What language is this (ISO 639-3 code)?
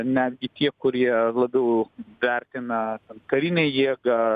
lit